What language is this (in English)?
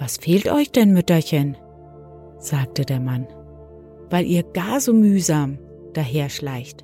German